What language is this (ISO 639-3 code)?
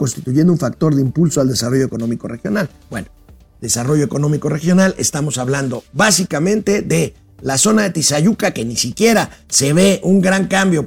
spa